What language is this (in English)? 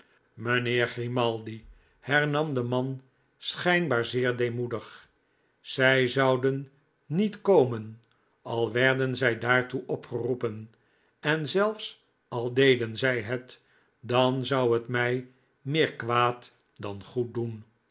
Dutch